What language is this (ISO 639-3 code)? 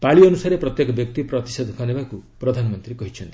ori